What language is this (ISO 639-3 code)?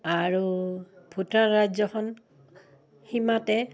asm